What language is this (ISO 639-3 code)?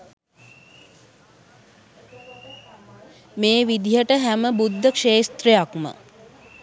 sin